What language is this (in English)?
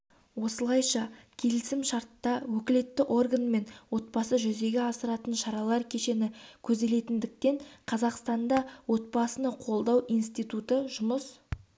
Kazakh